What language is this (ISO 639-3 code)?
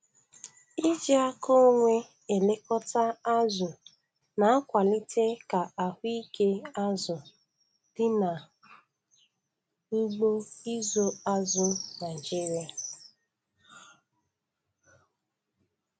ibo